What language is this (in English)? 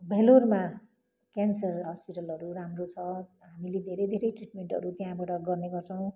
Nepali